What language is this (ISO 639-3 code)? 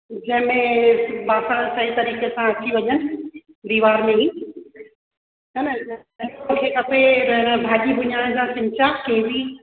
snd